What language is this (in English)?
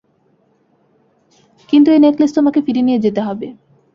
Bangla